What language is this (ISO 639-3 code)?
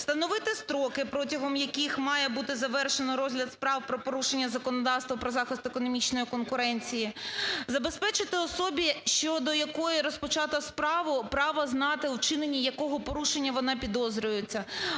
ukr